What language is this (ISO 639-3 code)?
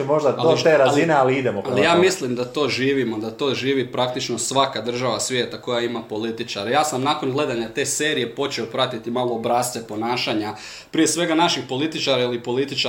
hrv